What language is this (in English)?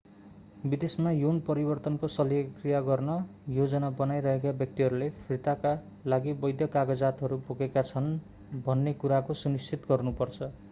Nepali